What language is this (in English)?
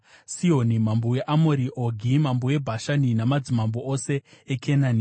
Shona